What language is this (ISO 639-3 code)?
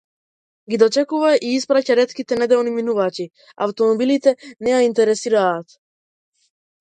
mkd